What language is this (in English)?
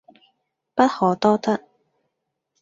Cantonese